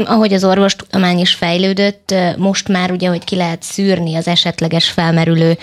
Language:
Hungarian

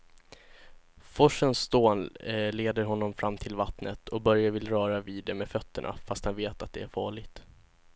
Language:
Swedish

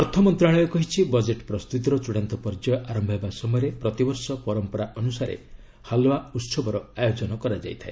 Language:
Odia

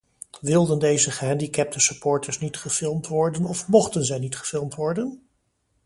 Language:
Dutch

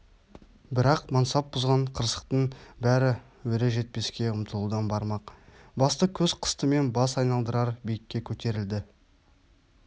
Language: Kazakh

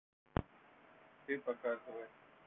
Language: Russian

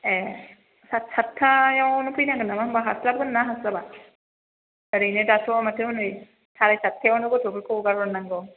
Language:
Bodo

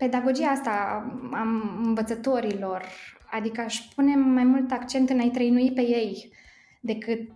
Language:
Romanian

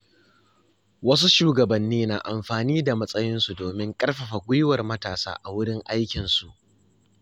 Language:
Hausa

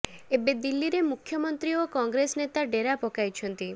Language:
Odia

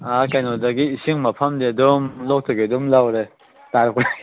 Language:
Manipuri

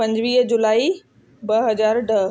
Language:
Sindhi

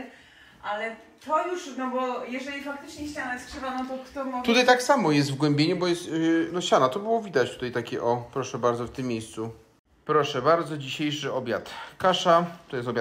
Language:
Polish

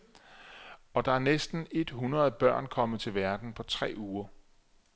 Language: Danish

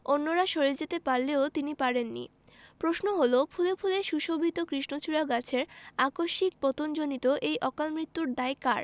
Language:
Bangla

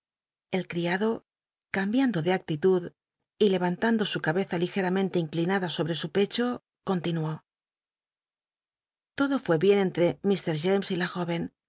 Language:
Spanish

